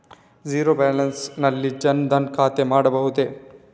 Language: Kannada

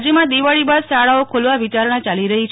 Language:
Gujarati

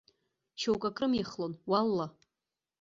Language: Abkhazian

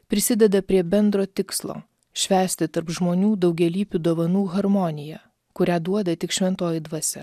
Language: Lithuanian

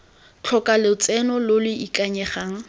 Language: Tswana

